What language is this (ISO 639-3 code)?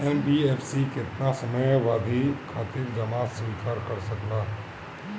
bho